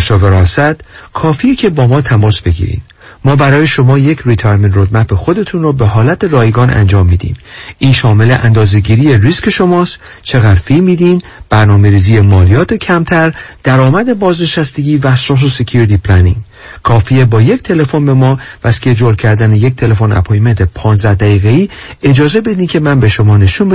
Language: Persian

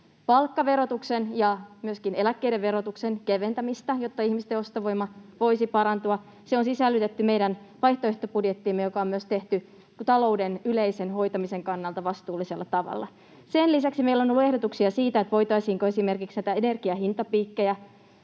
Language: Finnish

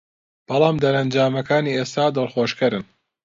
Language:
Central Kurdish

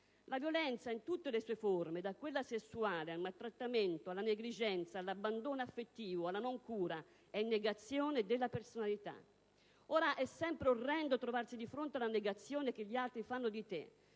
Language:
Italian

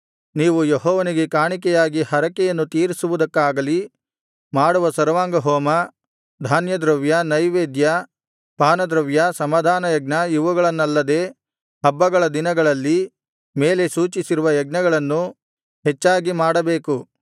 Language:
Kannada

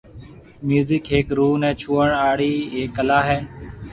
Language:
Marwari (Pakistan)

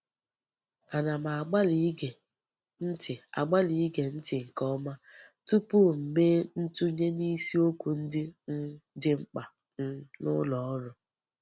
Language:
Igbo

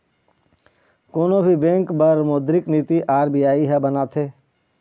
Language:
Chhattisgarhi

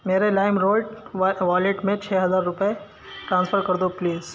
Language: Urdu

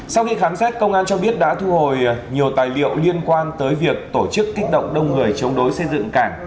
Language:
Vietnamese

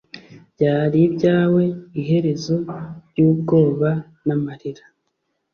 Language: Kinyarwanda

